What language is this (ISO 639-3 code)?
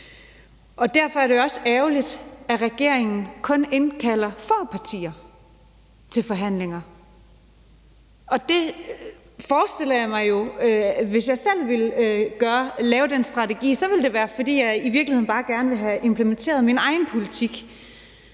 dan